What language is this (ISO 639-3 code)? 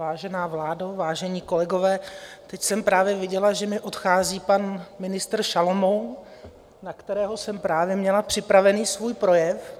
ces